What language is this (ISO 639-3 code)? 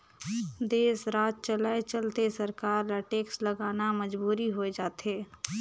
hne